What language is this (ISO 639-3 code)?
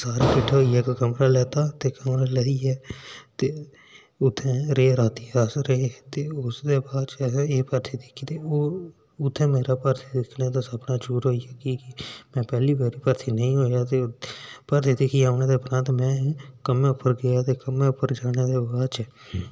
doi